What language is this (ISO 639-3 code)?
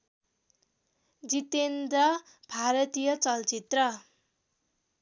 nep